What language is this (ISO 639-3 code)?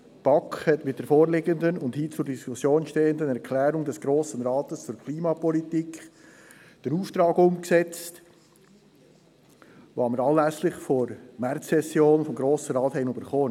gsw